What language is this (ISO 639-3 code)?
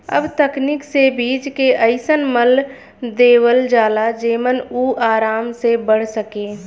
bho